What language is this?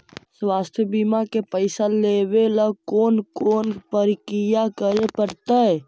Magahi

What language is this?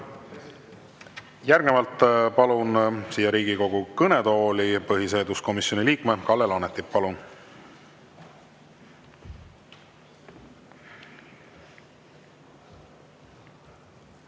Estonian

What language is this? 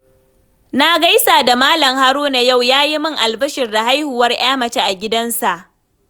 Hausa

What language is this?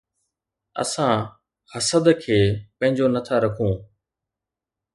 Sindhi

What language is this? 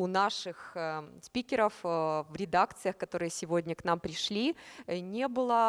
Russian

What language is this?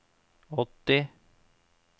Norwegian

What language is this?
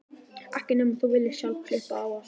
Icelandic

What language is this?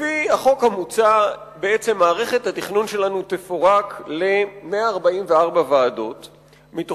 Hebrew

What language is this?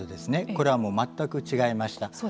Japanese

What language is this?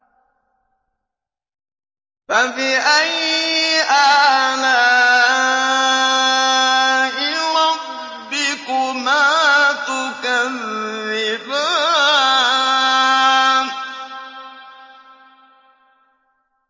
Arabic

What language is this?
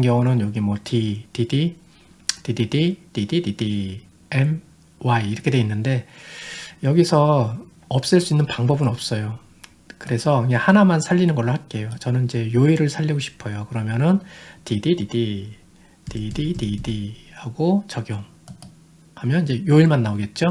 Korean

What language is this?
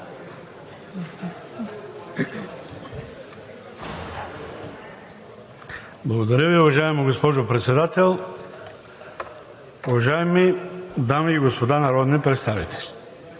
Bulgarian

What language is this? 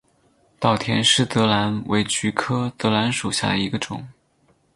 Chinese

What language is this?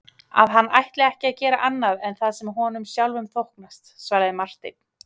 Icelandic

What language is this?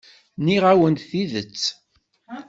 Kabyle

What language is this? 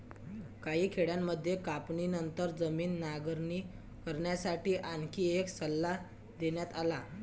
Marathi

